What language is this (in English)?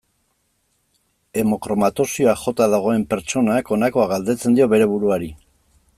Basque